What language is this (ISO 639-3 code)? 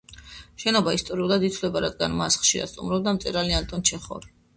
kat